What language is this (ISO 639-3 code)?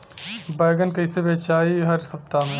bho